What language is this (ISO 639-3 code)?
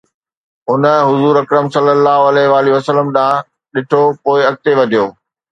snd